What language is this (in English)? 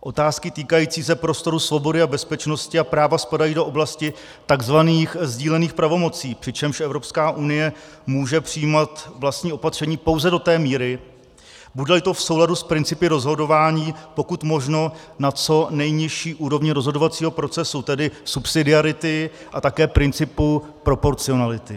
Czech